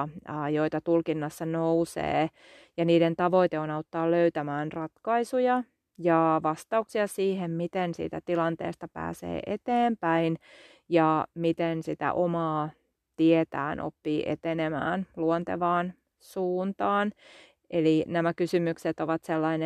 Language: Finnish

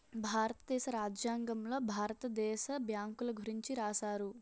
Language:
Telugu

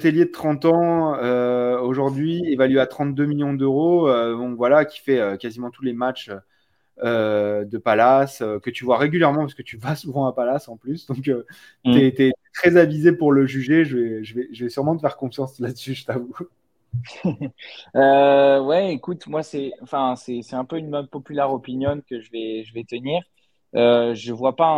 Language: French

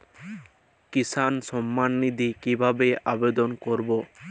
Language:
Bangla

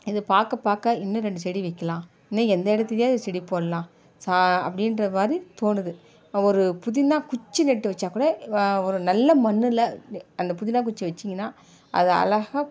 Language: Tamil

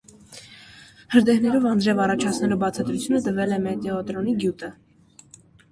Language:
Armenian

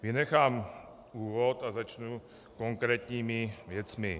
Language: Czech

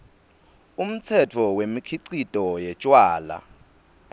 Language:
Swati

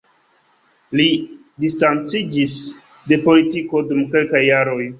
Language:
Esperanto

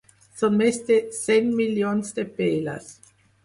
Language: Catalan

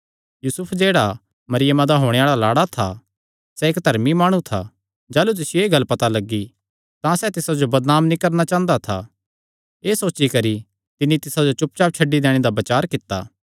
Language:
Kangri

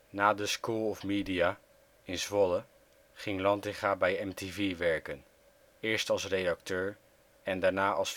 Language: Dutch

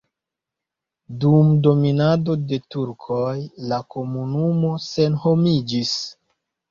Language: Esperanto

